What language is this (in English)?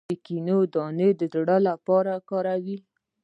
Pashto